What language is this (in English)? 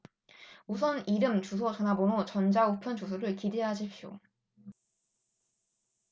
Korean